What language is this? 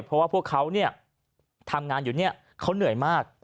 Thai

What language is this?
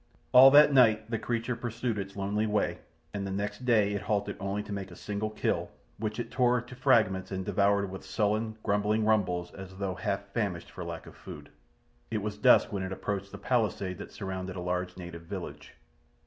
English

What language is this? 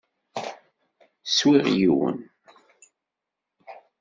Kabyle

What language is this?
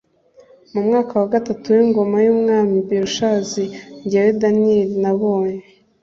Kinyarwanda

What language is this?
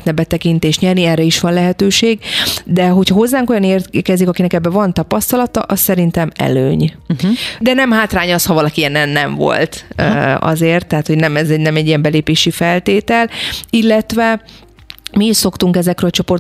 Hungarian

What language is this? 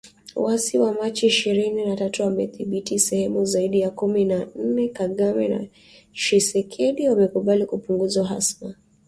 Swahili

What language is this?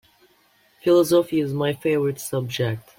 English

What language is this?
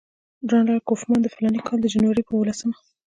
Pashto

